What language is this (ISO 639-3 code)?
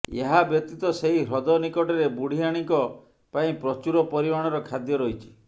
ori